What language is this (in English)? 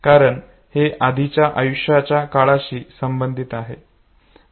Marathi